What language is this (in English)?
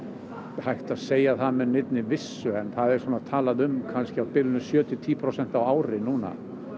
Icelandic